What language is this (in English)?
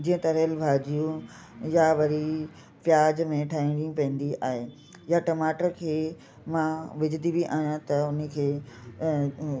Sindhi